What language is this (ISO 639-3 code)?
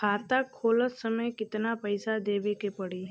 bho